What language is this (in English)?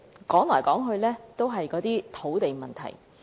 Cantonese